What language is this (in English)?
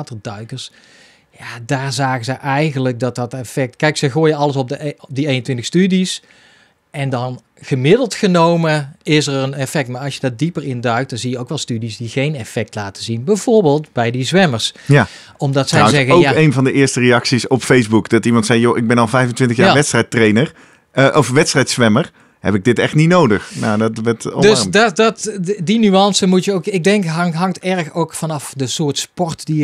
Dutch